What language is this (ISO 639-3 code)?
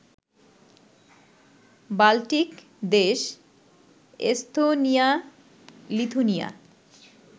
ben